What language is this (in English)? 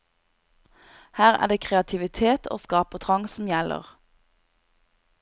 Norwegian